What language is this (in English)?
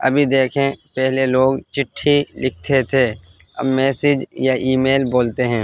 Urdu